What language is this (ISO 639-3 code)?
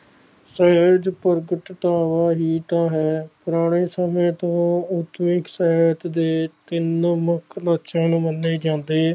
pan